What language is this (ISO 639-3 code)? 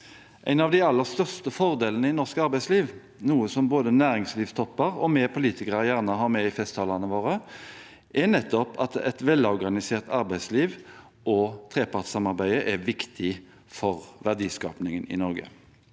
nor